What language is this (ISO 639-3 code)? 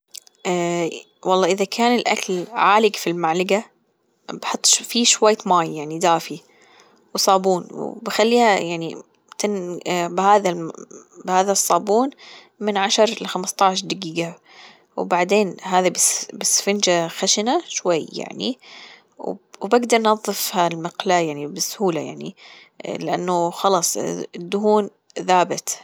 afb